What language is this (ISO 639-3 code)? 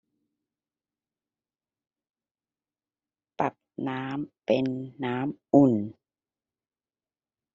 tha